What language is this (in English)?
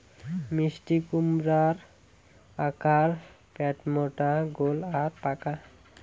Bangla